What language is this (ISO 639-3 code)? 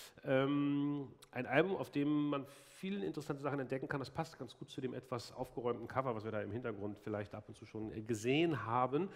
deu